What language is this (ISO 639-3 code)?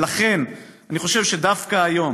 heb